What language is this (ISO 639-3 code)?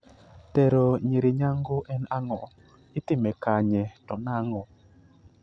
luo